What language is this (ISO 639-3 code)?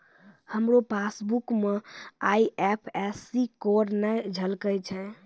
mai